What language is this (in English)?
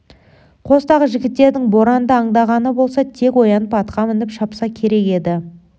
Kazakh